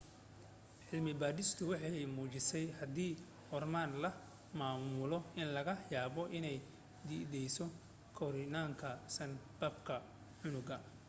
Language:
Somali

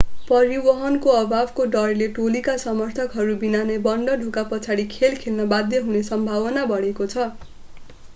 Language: Nepali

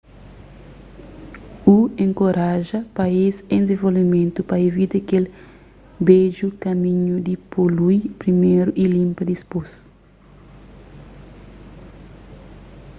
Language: Kabuverdianu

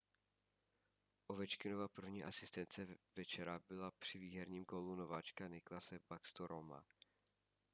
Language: Czech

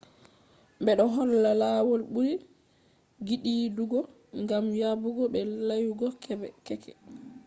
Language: Fula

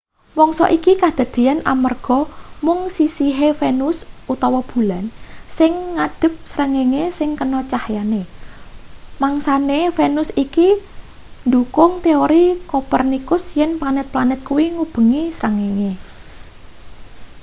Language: Javanese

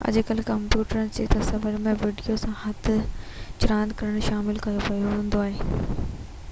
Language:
Sindhi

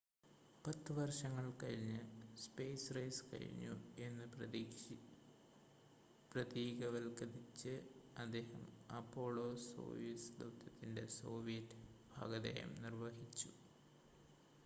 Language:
Malayalam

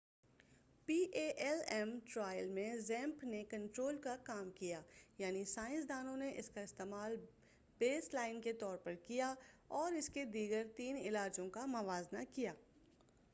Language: Urdu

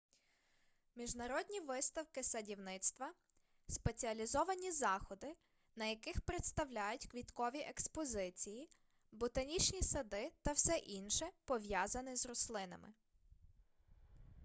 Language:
Ukrainian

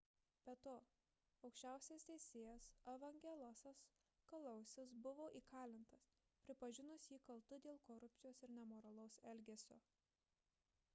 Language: Lithuanian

